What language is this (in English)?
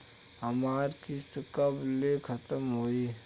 Bhojpuri